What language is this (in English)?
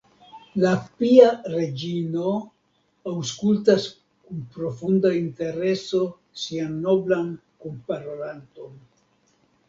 Esperanto